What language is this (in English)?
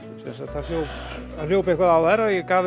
Icelandic